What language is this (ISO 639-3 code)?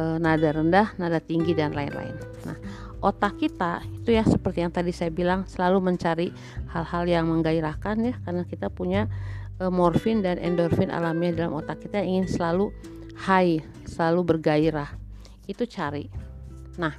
ind